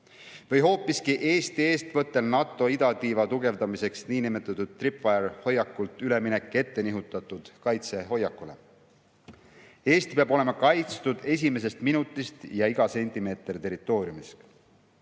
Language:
Estonian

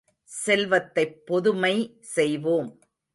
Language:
Tamil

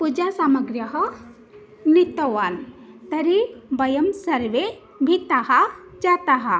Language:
Sanskrit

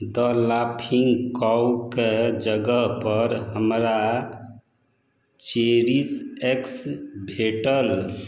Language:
Maithili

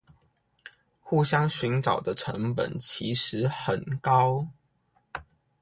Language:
Chinese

